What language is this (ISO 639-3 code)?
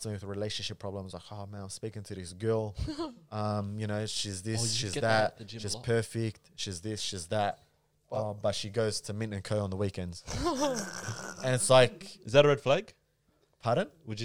eng